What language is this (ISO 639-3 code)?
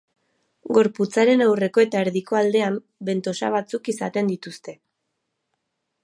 eus